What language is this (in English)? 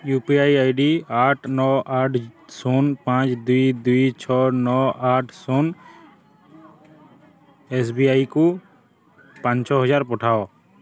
Odia